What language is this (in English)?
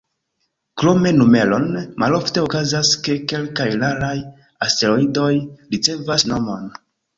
Esperanto